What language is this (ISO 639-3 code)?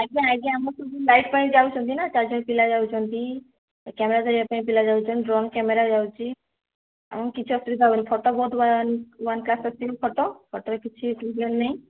ori